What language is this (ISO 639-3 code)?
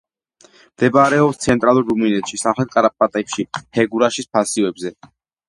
kat